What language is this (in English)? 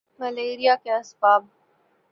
Urdu